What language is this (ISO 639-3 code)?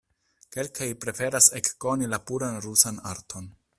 epo